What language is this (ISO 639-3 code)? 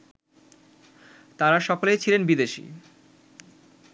ben